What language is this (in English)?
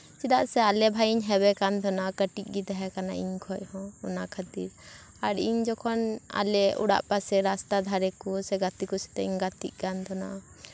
Santali